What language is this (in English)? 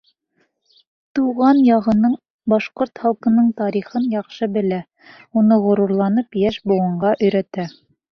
Bashkir